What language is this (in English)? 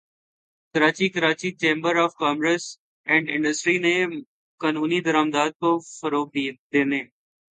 Urdu